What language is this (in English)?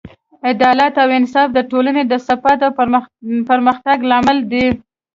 Pashto